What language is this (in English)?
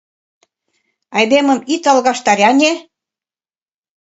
Mari